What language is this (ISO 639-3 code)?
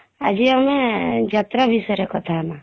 ori